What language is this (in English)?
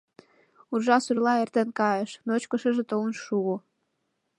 Mari